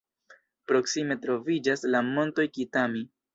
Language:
Esperanto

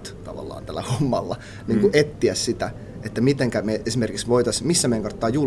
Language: Finnish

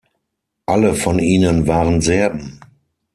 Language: German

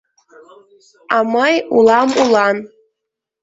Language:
Mari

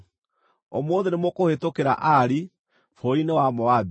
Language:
Kikuyu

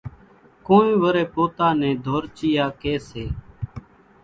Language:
Kachi Koli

